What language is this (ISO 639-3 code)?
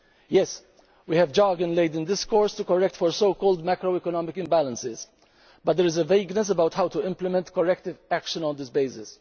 eng